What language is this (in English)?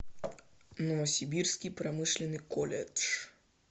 Russian